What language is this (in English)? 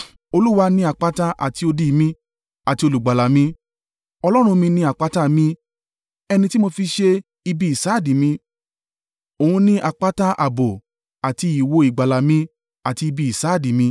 Yoruba